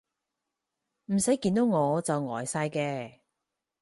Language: Cantonese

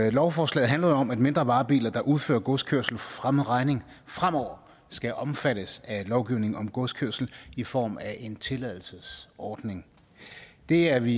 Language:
Danish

